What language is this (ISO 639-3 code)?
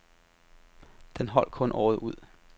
dan